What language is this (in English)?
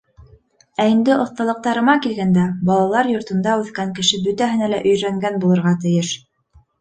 Bashkir